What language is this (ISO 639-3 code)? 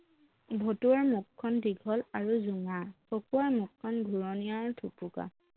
asm